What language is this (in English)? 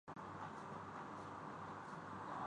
Urdu